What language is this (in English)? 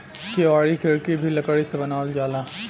Bhojpuri